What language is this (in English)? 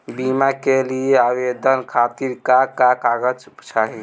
Bhojpuri